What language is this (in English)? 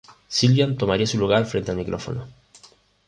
Spanish